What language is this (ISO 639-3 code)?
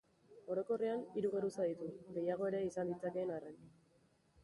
eus